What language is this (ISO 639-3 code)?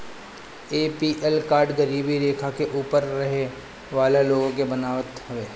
bho